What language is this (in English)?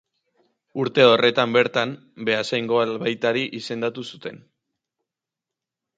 Basque